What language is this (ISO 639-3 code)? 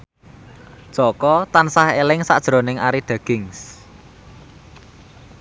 jav